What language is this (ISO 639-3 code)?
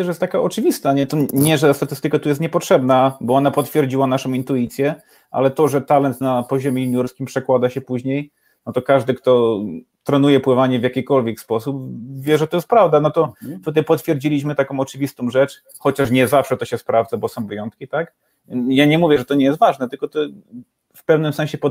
pol